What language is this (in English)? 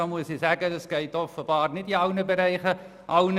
Swiss German